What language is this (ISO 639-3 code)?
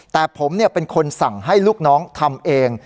tha